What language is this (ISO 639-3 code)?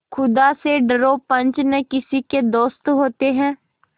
hin